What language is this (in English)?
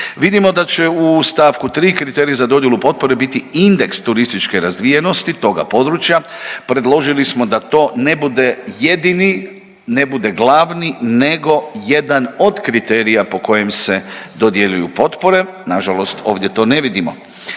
Croatian